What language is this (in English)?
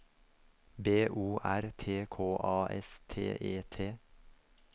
Norwegian